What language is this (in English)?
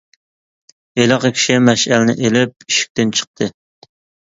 Uyghur